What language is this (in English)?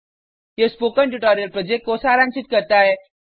Hindi